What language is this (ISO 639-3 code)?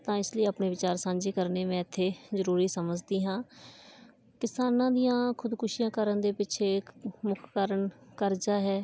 pan